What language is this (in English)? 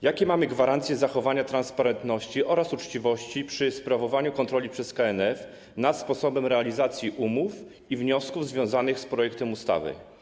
Polish